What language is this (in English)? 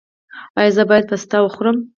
Pashto